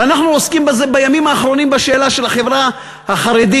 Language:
Hebrew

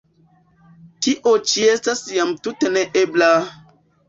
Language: Esperanto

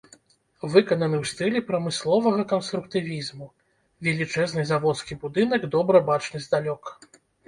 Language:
Belarusian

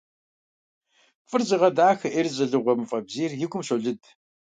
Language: Kabardian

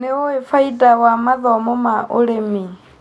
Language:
Kikuyu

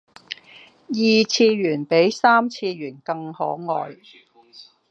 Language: Cantonese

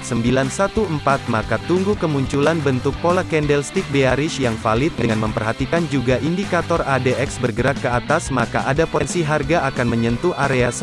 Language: Indonesian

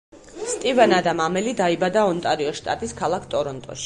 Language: Georgian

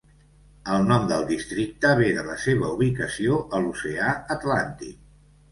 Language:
Catalan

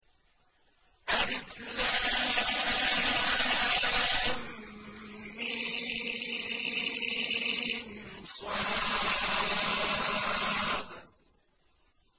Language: Arabic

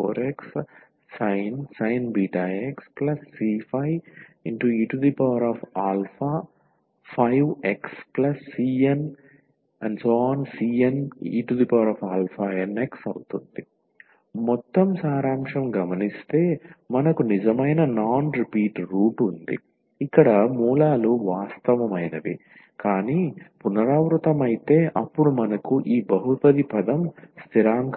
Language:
Telugu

